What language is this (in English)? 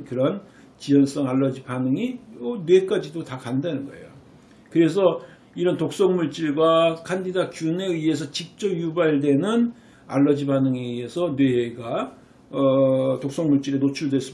Korean